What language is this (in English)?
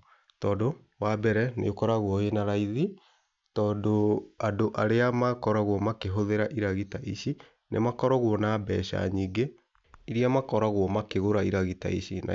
Kikuyu